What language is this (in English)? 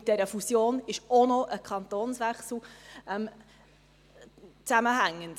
Swiss German